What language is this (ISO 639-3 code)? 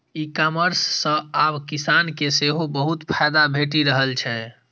mai